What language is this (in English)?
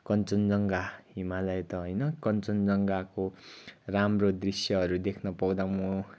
Nepali